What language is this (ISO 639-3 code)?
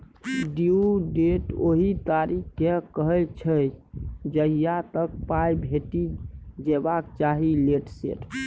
mai